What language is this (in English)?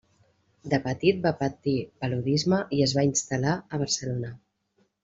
Catalan